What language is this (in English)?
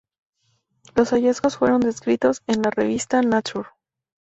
Spanish